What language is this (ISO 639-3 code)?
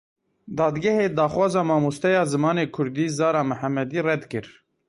kur